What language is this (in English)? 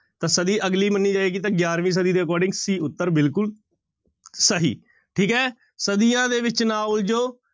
Punjabi